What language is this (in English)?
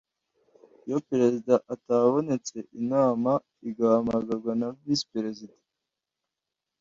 Kinyarwanda